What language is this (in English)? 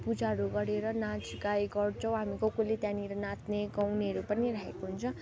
Nepali